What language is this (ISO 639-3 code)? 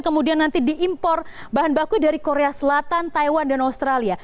ind